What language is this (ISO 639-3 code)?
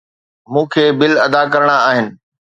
snd